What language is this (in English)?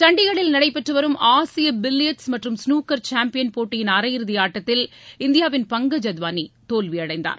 Tamil